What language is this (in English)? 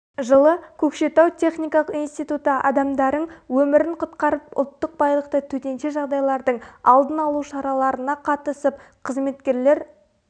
Kazakh